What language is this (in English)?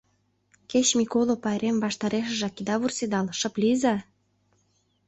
Mari